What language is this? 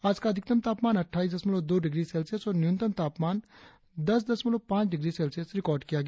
Hindi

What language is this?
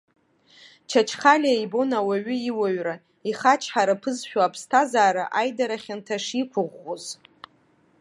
Abkhazian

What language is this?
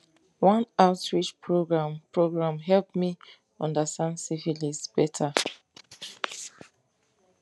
Nigerian Pidgin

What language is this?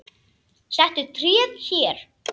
Icelandic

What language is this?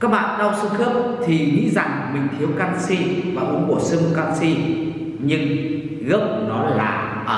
Vietnamese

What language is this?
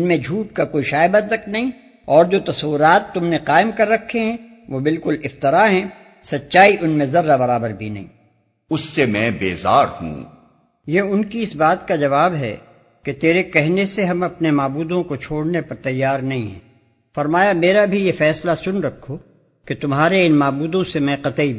Urdu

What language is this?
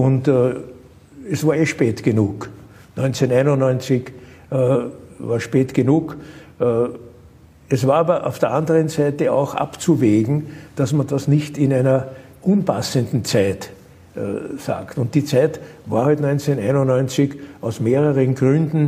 German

